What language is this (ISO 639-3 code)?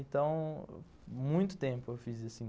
por